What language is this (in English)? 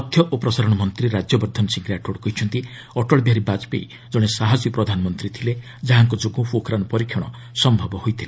Odia